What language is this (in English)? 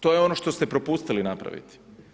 Croatian